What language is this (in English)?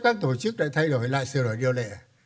Vietnamese